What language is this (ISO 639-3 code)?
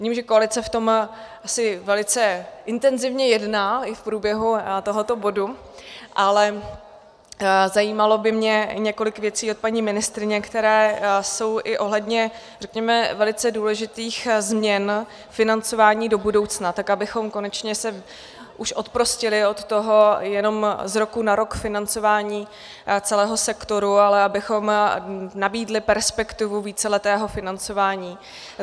ces